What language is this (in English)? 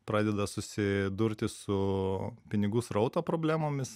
Lithuanian